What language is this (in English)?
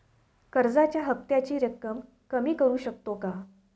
Marathi